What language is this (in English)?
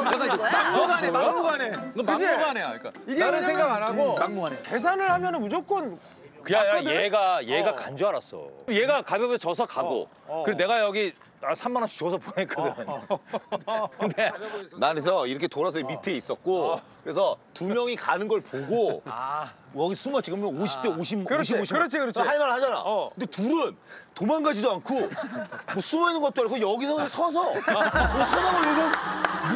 Korean